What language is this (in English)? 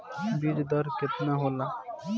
Bhojpuri